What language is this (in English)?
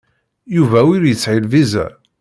Kabyle